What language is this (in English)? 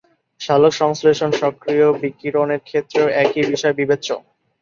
Bangla